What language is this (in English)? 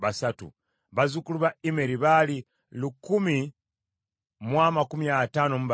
Ganda